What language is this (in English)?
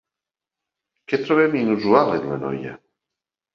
Catalan